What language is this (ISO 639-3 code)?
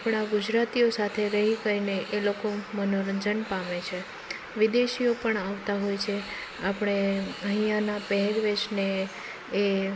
guj